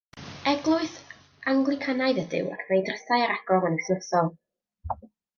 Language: Welsh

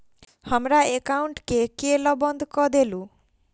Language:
Maithili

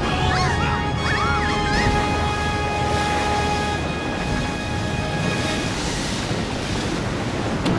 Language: Japanese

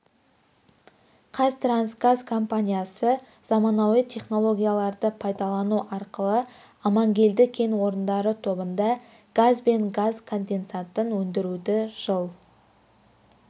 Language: Kazakh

